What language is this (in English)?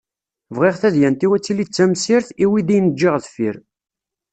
Kabyle